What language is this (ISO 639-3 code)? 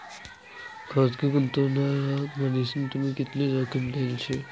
mar